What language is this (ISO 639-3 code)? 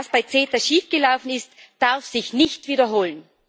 deu